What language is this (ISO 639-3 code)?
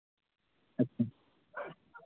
sat